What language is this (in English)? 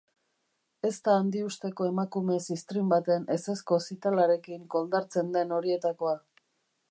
Basque